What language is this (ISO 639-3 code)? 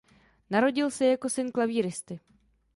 ces